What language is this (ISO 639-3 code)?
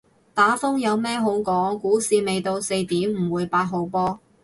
yue